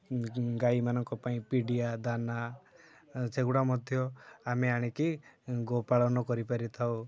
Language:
Odia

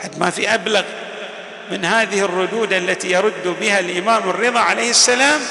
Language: Arabic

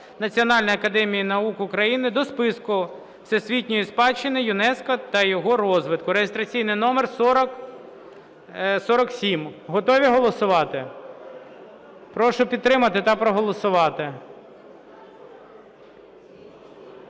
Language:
Ukrainian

